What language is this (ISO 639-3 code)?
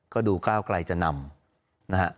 tha